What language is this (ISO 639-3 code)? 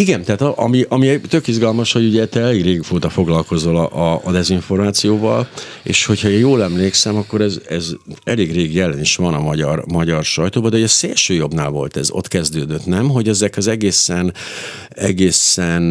hun